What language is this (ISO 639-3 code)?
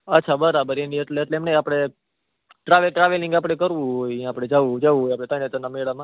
guj